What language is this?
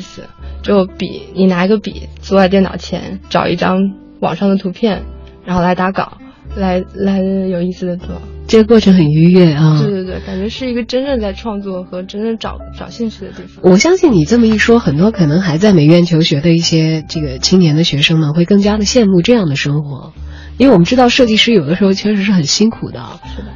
Chinese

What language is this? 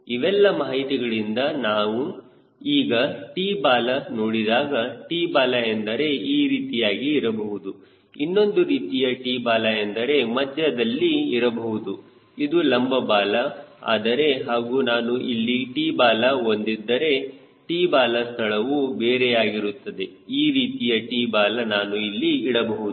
Kannada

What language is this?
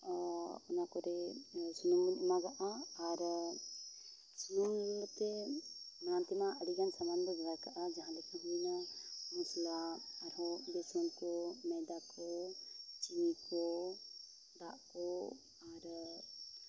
Santali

